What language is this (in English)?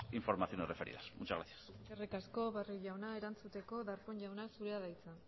Basque